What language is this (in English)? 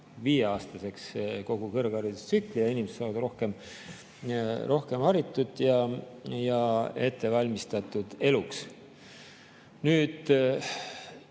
Estonian